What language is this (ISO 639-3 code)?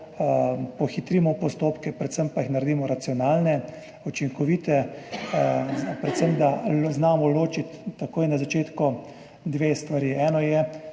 slv